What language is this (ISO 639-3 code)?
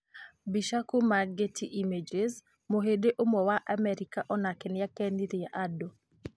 kik